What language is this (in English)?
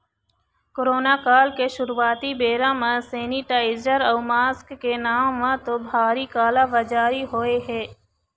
Chhattisgarhi